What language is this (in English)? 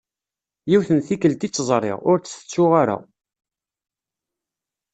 Kabyle